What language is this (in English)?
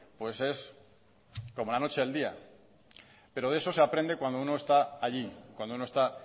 Spanish